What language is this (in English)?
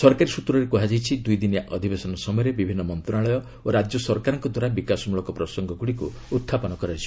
Odia